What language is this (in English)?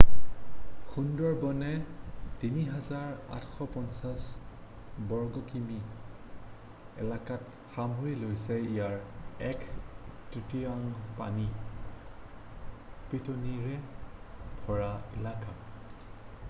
Assamese